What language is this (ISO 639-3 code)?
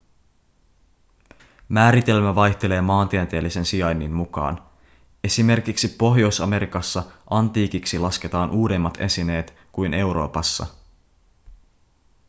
fin